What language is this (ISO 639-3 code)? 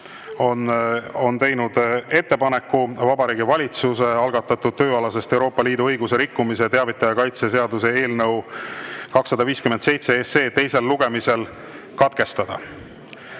est